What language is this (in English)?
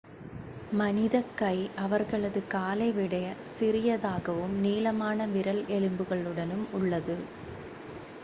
Tamil